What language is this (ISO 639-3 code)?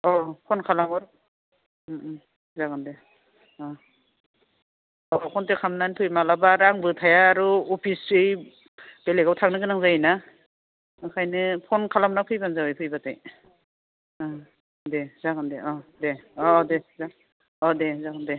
brx